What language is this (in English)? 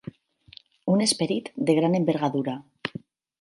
Catalan